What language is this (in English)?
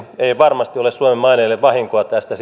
Finnish